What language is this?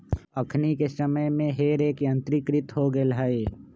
Magahi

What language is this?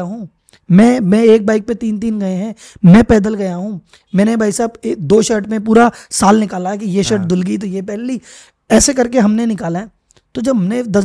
Hindi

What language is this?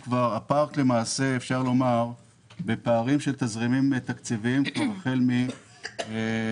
Hebrew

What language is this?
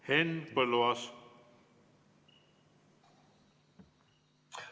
Estonian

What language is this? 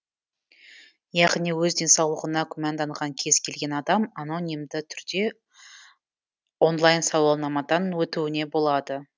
Kazakh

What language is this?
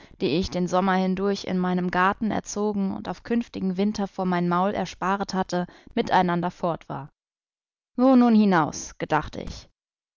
German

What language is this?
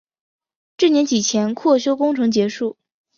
Chinese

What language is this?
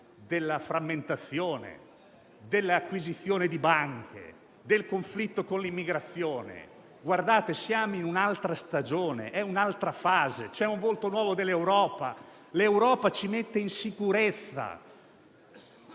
Italian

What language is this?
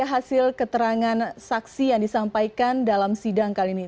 Indonesian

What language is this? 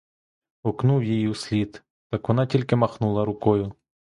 Ukrainian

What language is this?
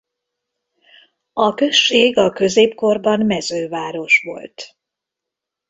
Hungarian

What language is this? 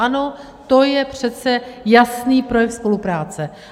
Czech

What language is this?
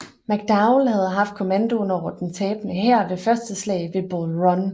Danish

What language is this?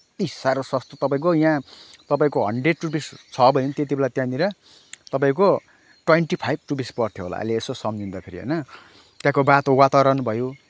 Nepali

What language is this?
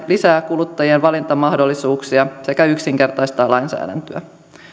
Finnish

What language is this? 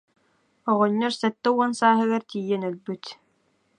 Yakut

